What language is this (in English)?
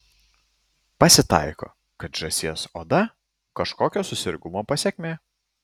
Lithuanian